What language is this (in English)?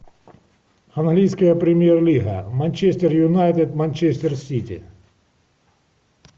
Russian